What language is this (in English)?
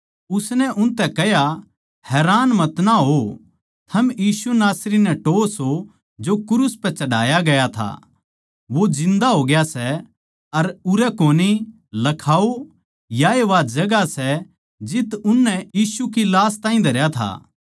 Haryanvi